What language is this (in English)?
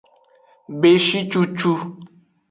Aja (Benin)